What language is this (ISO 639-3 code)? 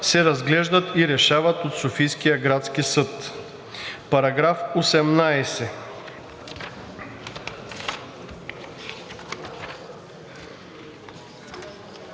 bul